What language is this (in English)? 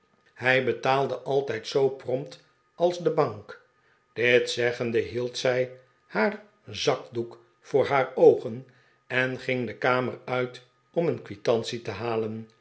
Dutch